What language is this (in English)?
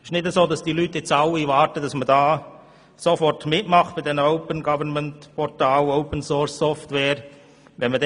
Swiss German